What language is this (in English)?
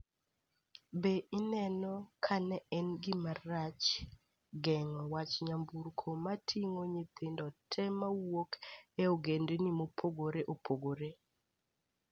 Luo (Kenya and Tanzania)